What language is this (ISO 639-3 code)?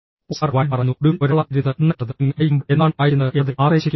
mal